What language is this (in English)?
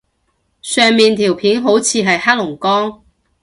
Cantonese